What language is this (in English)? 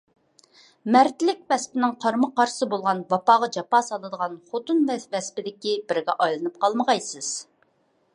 Uyghur